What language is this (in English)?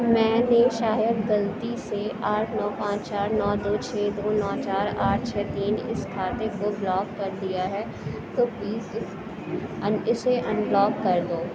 Urdu